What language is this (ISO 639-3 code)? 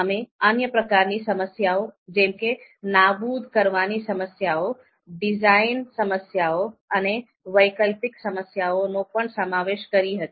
guj